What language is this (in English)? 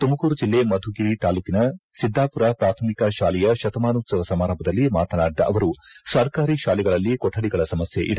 Kannada